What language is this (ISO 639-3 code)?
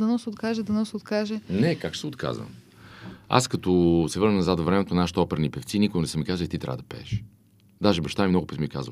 bul